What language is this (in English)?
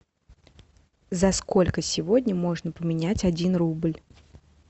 Russian